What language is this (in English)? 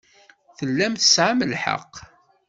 Kabyle